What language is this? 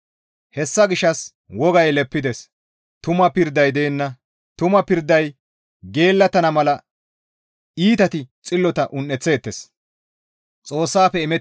Gamo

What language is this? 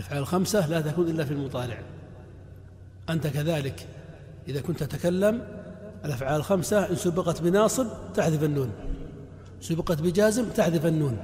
Arabic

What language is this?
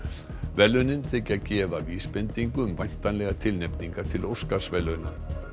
Icelandic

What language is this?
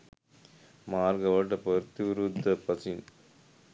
Sinhala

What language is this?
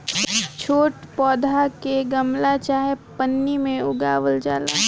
Bhojpuri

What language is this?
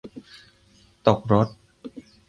Thai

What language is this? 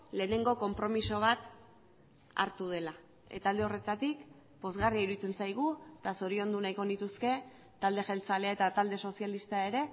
Basque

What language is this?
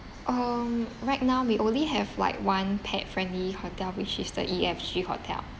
English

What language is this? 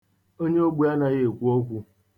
Igbo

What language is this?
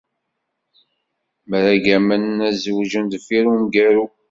Kabyle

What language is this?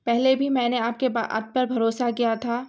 Urdu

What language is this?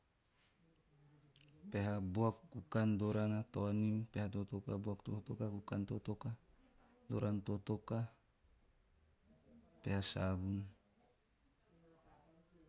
Teop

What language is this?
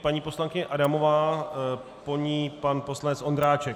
Czech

